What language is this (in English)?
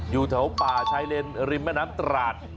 Thai